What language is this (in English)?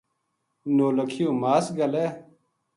Gujari